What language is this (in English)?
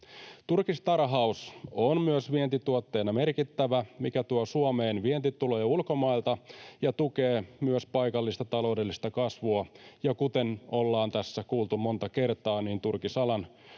Finnish